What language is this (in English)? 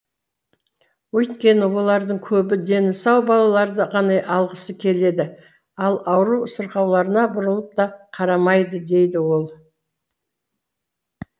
Kazakh